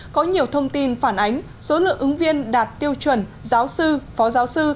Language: Vietnamese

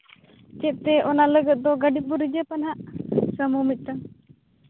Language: Santali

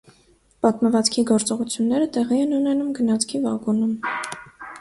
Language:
Armenian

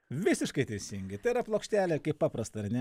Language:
Lithuanian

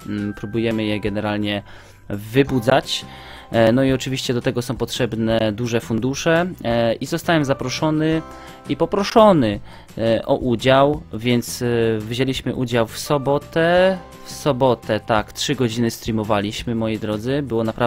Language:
Polish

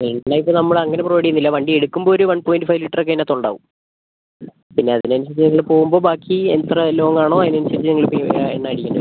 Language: Malayalam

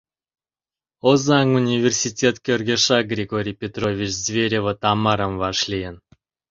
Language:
Mari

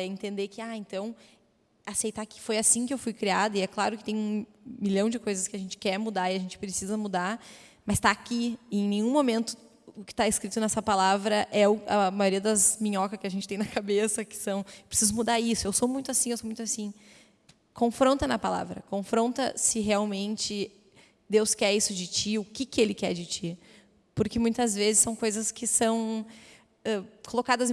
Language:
Portuguese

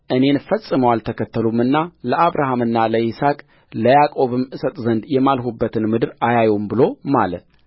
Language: Amharic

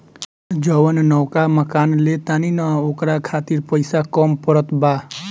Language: Bhojpuri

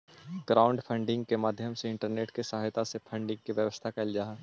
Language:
Magahi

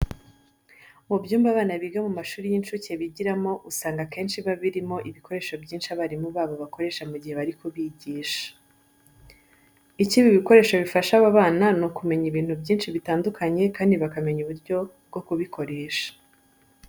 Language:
Kinyarwanda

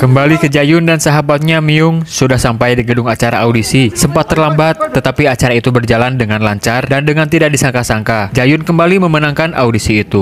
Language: Indonesian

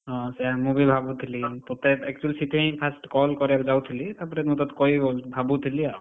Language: Odia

